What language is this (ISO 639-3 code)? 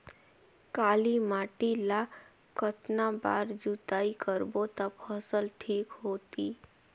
hne